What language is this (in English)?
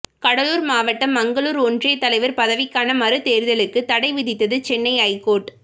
Tamil